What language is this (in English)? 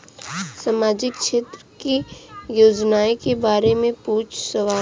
Bhojpuri